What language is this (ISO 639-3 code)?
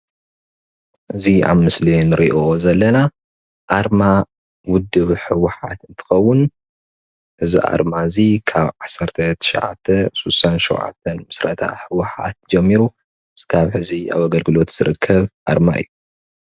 tir